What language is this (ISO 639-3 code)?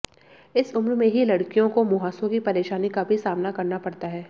hin